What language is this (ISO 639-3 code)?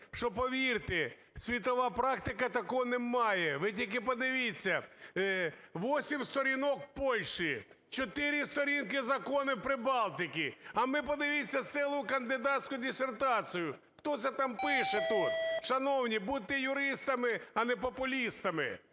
ukr